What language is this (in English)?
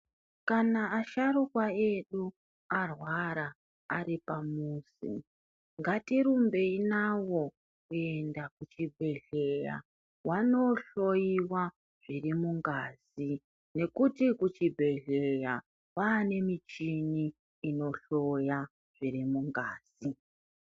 Ndau